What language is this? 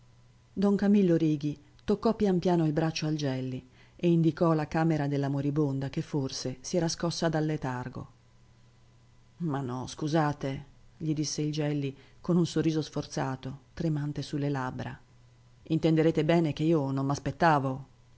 Italian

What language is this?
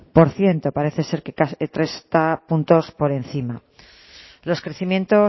Spanish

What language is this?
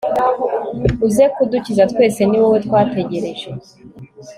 Kinyarwanda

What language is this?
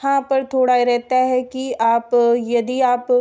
Hindi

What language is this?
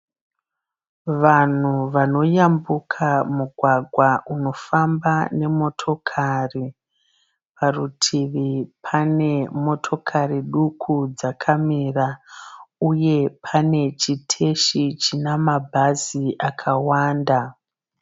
Shona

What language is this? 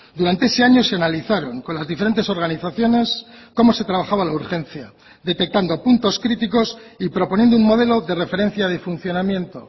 Spanish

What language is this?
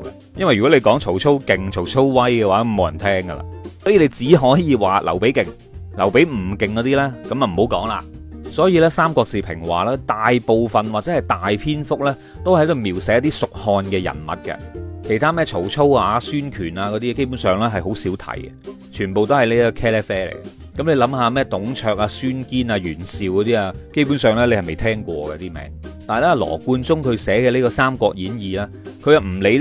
Chinese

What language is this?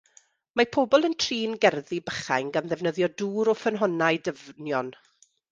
Welsh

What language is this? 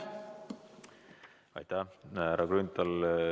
Estonian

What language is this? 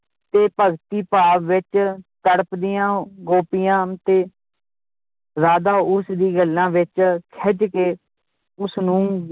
Punjabi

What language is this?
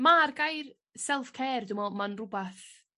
Welsh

